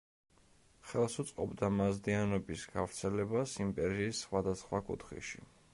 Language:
Georgian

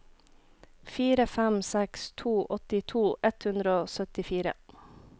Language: Norwegian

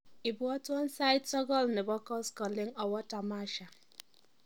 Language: Kalenjin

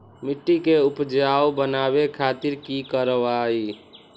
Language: Magahi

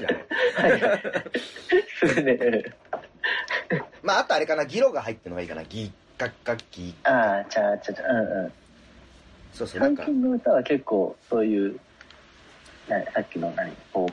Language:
Japanese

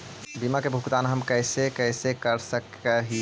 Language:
Magahi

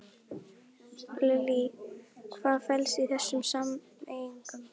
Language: Icelandic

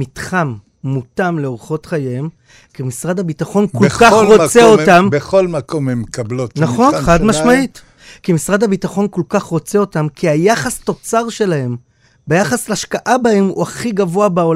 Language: Hebrew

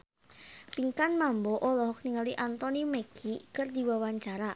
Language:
Sundanese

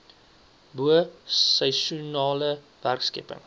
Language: Afrikaans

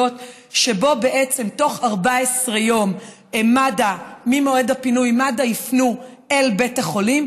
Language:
Hebrew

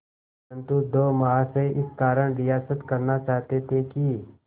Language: Hindi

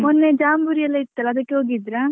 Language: Kannada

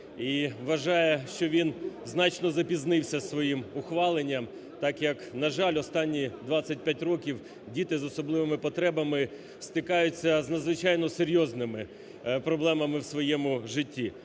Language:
Ukrainian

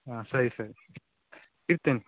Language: Kannada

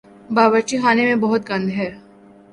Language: Urdu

